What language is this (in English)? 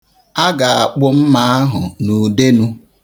Igbo